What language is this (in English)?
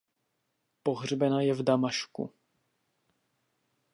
Czech